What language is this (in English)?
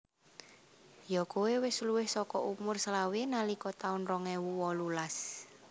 Javanese